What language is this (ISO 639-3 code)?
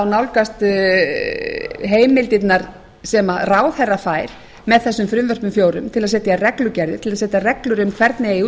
isl